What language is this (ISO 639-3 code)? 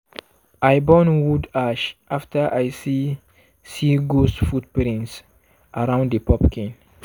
pcm